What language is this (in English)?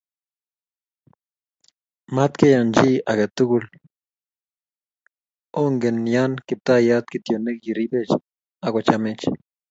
Kalenjin